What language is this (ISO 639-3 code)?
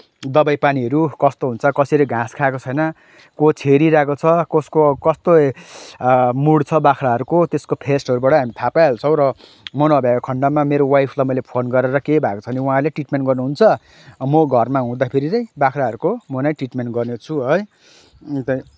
nep